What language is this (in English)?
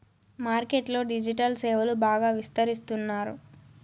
Telugu